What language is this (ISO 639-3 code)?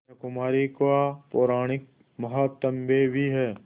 hin